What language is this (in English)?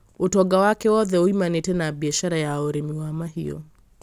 Kikuyu